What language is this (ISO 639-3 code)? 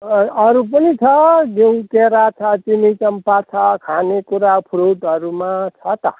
nep